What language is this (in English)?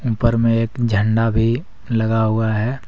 Hindi